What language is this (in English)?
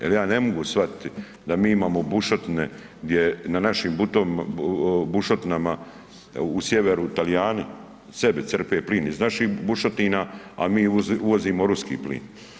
Croatian